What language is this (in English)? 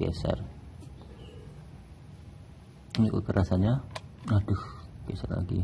Indonesian